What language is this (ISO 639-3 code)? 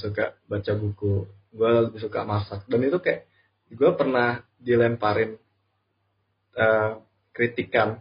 ind